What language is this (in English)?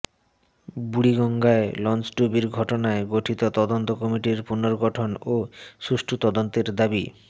Bangla